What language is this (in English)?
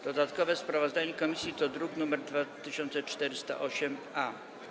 Polish